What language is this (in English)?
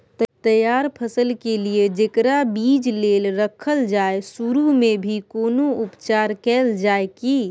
Maithili